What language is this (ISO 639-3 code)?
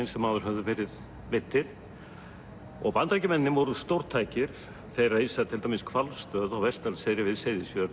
isl